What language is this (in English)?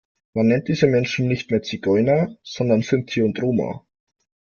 German